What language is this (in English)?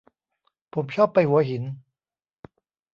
Thai